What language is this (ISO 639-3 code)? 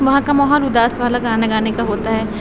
urd